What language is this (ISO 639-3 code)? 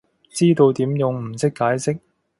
yue